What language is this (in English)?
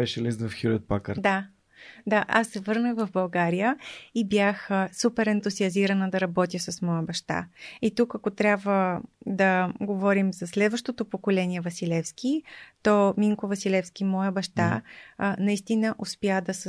Bulgarian